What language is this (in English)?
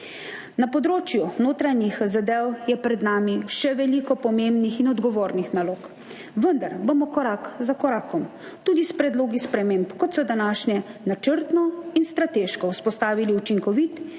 Slovenian